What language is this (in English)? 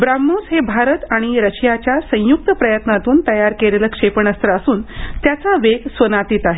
Marathi